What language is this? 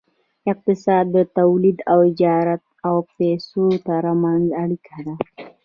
Pashto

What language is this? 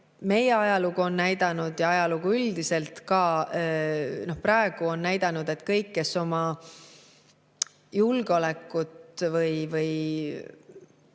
Estonian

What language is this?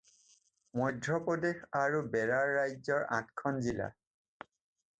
Assamese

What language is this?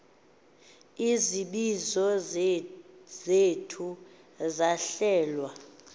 Xhosa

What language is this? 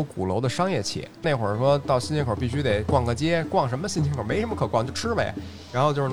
Chinese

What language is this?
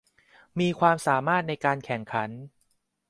Thai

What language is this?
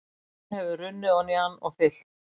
Icelandic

